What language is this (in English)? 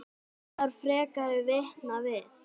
Icelandic